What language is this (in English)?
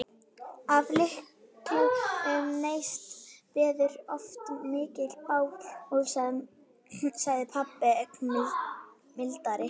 Icelandic